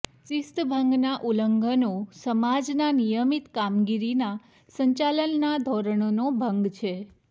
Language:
Gujarati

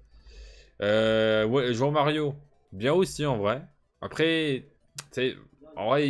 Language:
French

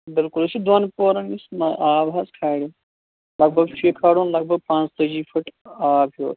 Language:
Kashmiri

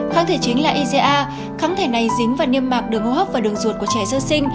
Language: Vietnamese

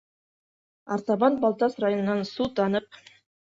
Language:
Bashkir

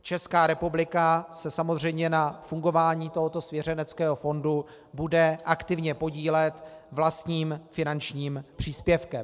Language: Czech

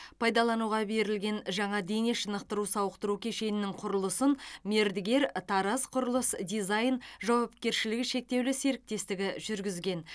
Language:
Kazakh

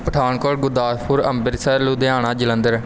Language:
Punjabi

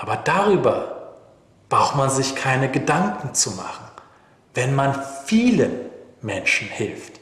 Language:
German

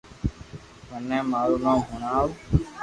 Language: Loarki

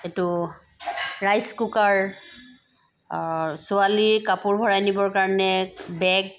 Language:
Assamese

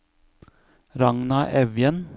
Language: Norwegian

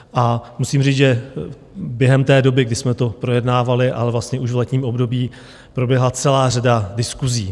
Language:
Czech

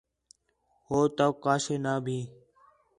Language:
Khetrani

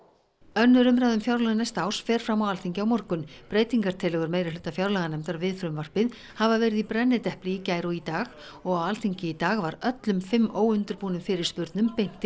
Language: Icelandic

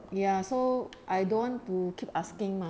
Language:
English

